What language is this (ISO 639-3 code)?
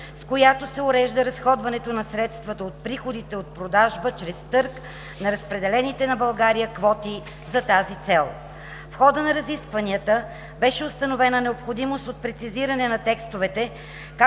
bul